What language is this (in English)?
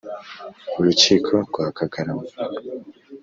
Kinyarwanda